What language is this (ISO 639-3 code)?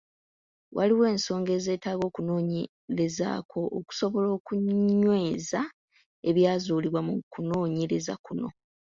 lug